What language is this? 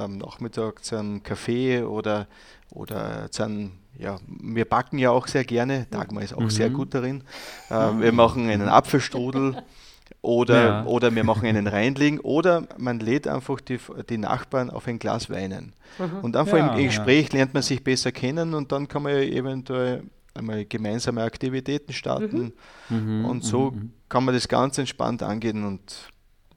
German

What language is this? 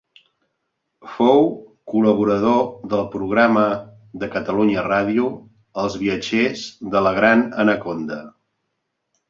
Catalan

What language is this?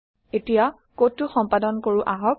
Assamese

